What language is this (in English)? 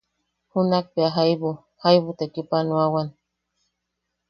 Yaqui